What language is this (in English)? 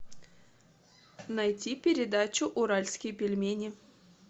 Russian